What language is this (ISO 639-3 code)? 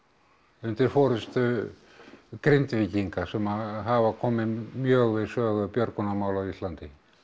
isl